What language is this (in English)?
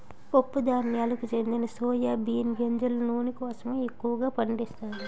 Telugu